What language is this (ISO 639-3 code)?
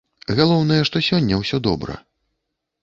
bel